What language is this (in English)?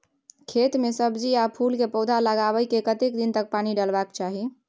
Maithili